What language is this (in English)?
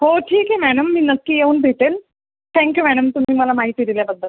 Marathi